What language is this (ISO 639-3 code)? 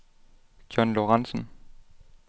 dan